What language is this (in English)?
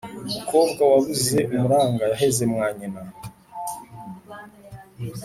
Kinyarwanda